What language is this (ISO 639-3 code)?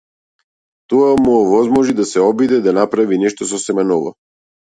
mkd